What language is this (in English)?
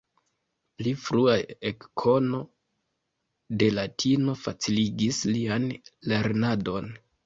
Esperanto